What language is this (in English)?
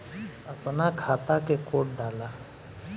Bhojpuri